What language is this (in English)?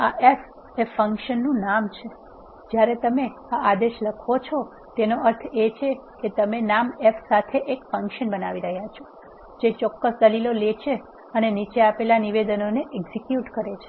Gujarati